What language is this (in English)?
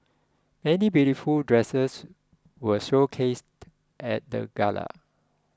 English